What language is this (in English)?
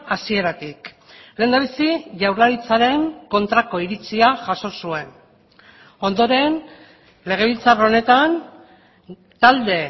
Basque